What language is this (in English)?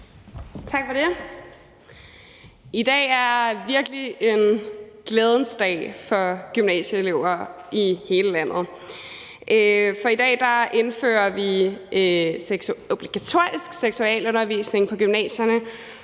Danish